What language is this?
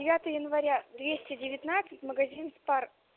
Russian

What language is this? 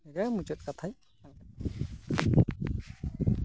Santali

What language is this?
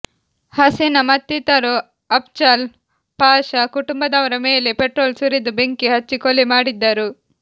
Kannada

